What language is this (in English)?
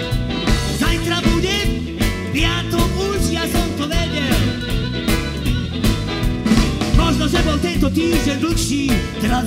Polish